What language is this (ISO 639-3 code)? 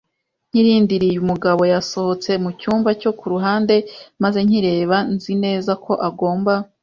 kin